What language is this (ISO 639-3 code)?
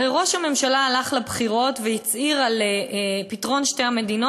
heb